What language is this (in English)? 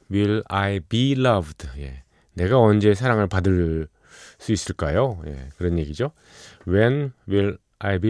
Korean